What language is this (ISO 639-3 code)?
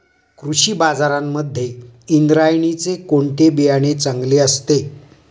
mar